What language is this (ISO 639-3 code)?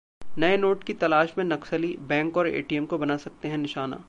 hin